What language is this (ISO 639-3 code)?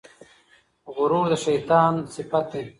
pus